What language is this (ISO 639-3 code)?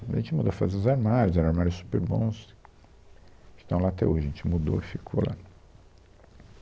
por